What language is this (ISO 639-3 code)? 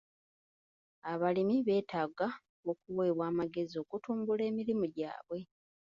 lug